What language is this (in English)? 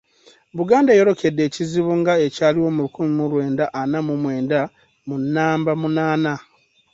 Ganda